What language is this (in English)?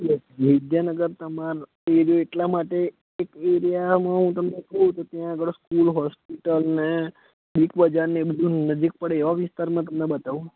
Gujarati